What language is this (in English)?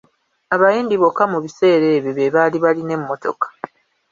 Ganda